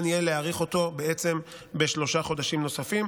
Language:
Hebrew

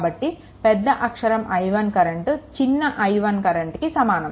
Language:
Telugu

